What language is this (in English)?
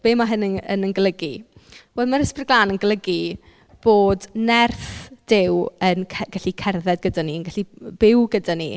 Welsh